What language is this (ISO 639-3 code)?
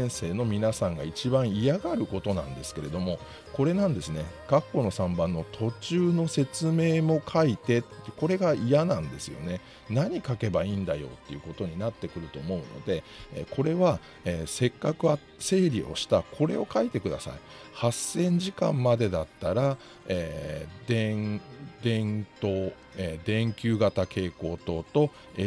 jpn